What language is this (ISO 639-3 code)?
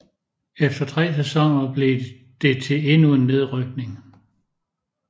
dan